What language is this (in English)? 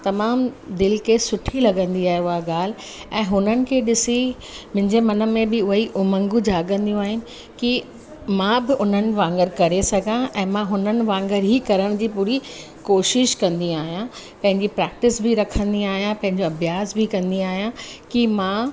Sindhi